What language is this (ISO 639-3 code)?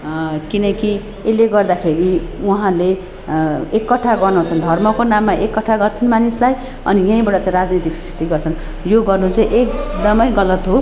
nep